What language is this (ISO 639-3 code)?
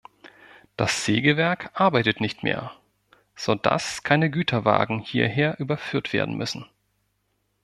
deu